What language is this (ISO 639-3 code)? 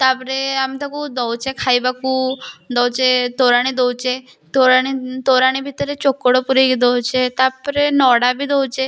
ori